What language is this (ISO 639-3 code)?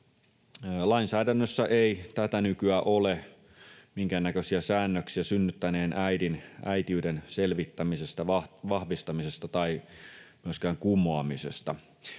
fin